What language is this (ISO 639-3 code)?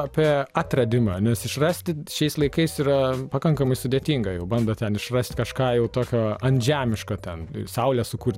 lit